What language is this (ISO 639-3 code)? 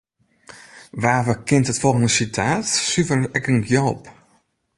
fry